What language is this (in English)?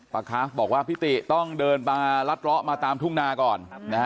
Thai